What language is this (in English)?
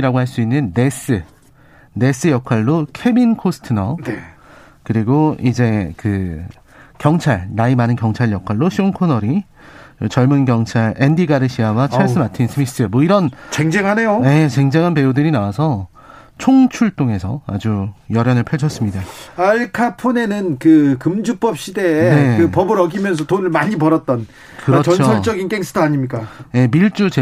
Korean